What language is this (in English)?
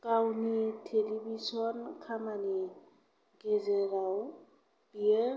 Bodo